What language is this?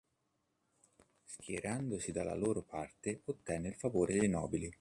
Italian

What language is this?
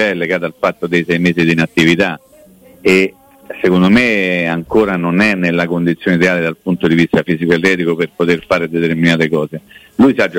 Italian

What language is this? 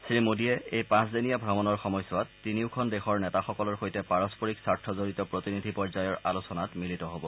Assamese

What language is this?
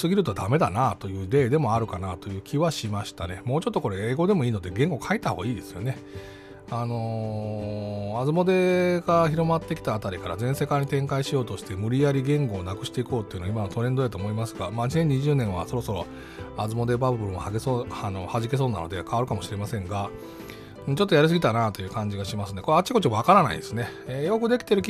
Japanese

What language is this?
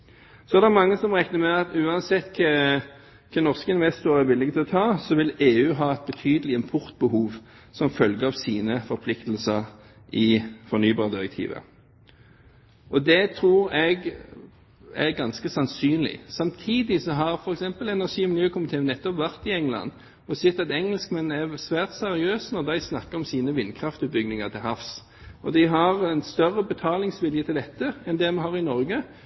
Norwegian Bokmål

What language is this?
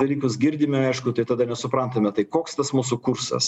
Lithuanian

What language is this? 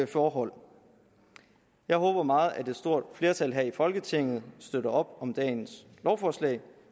Danish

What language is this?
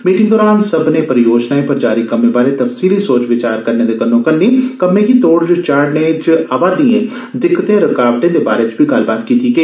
Dogri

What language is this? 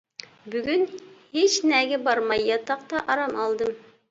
Uyghur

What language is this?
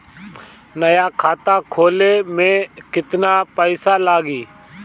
Bhojpuri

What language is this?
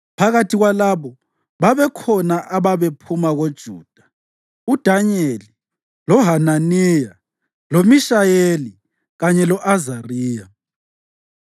North Ndebele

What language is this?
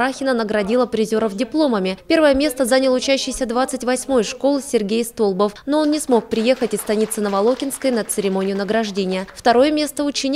Russian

